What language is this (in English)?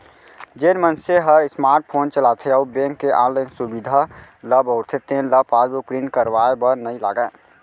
Chhattisgarhi